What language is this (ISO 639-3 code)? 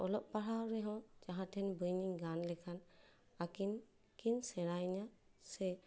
sat